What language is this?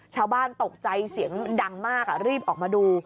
Thai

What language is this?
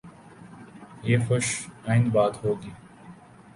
Urdu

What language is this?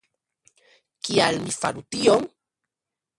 Esperanto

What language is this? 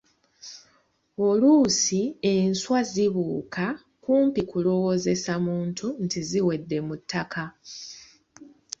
Ganda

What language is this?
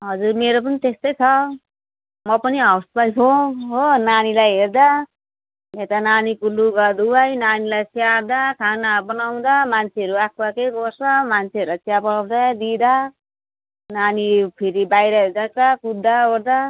Nepali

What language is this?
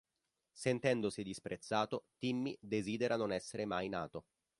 Italian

